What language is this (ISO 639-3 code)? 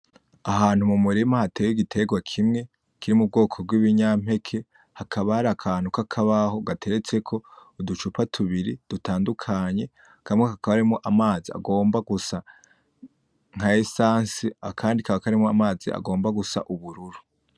run